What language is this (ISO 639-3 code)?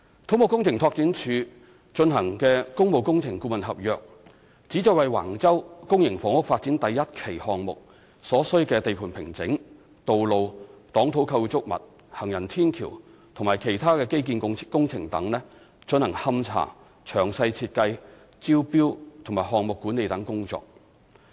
yue